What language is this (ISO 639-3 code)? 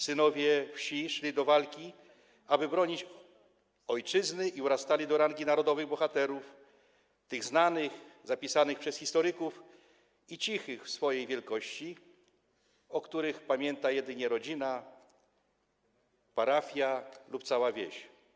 pol